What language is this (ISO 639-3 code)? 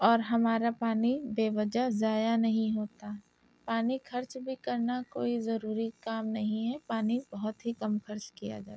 urd